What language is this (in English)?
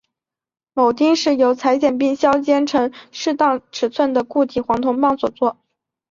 Chinese